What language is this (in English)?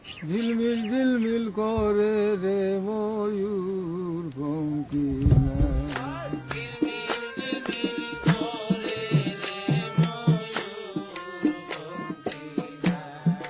Bangla